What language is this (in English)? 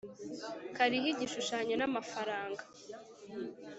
Kinyarwanda